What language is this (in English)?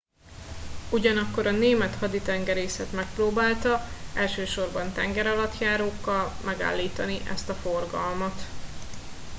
Hungarian